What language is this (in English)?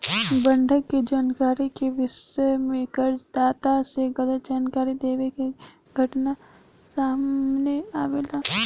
Bhojpuri